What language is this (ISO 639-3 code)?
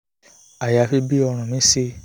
yor